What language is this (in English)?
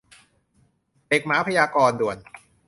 Thai